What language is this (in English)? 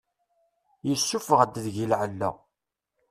Kabyle